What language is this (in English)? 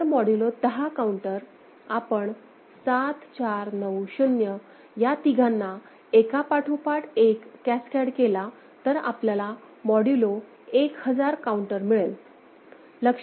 Marathi